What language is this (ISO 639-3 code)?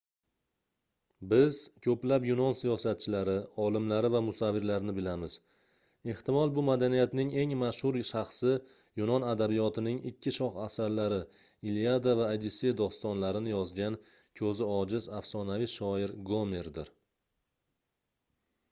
uzb